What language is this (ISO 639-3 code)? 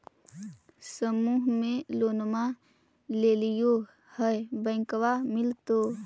mag